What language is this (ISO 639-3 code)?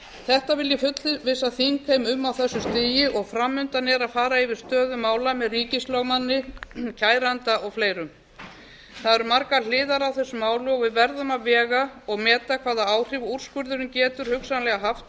isl